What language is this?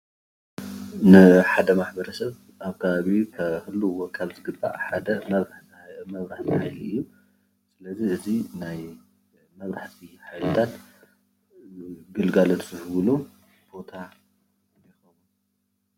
Tigrinya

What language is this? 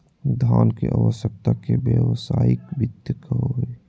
Magahi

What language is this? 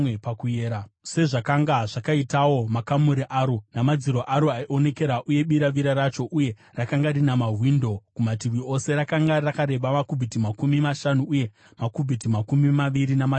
Shona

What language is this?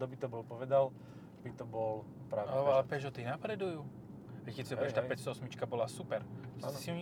Slovak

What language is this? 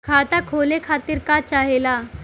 Bhojpuri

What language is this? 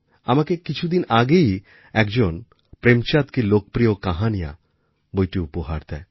Bangla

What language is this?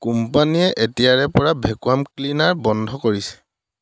Assamese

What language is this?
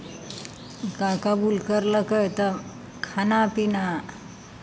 Maithili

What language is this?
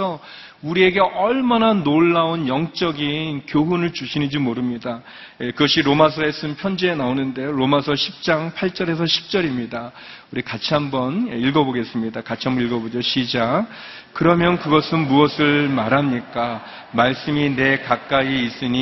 Korean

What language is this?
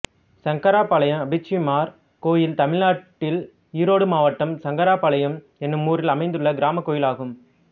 Tamil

